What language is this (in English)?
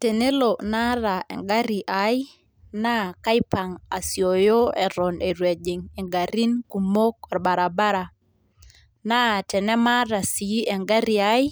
Masai